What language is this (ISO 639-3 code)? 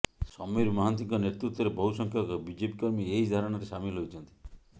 ori